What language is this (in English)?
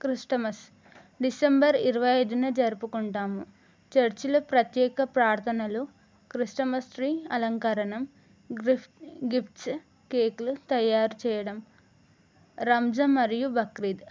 Telugu